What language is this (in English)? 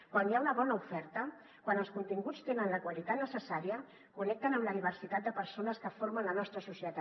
Catalan